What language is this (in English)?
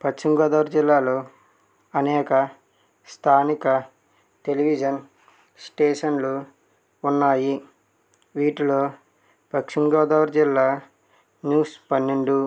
Telugu